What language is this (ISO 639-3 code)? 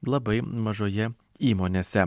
lit